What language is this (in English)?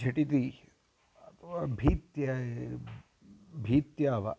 Sanskrit